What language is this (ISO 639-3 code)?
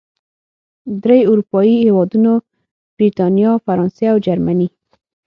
pus